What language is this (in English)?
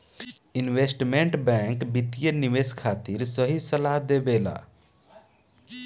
Bhojpuri